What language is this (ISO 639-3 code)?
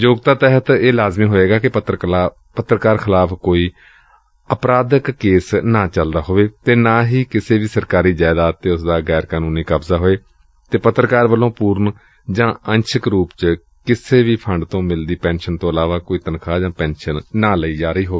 pan